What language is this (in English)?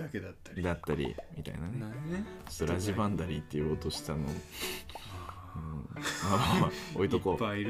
Japanese